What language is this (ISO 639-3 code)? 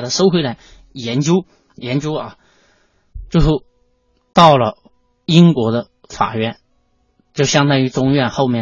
zho